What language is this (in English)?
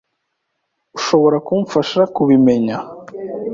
Kinyarwanda